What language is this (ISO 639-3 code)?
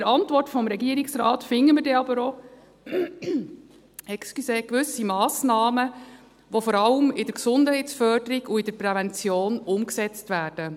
gsw